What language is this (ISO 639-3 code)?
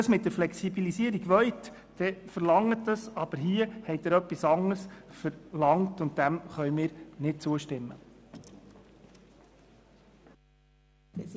gsw